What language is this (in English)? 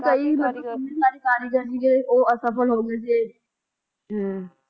Punjabi